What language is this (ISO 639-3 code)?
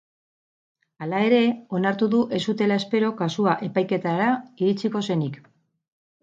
eus